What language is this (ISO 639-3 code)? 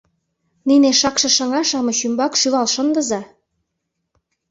chm